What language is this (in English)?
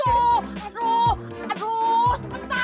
Indonesian